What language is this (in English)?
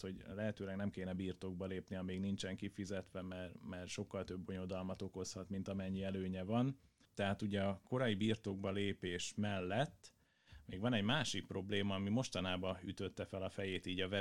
Hungarian